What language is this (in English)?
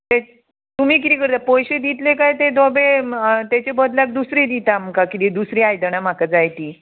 Konkani